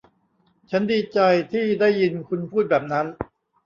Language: Thai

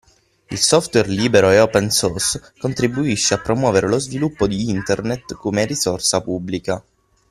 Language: Italian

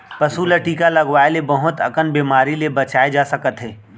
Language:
Chhattisgarhi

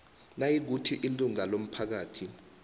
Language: South Ndebele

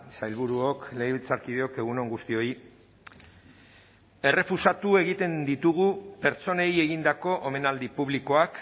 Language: Basque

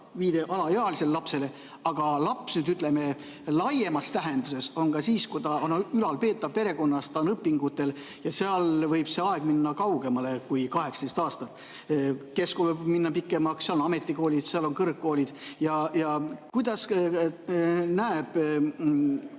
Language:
Estonian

